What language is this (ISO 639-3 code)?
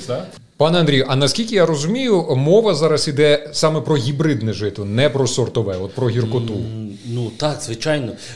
ukr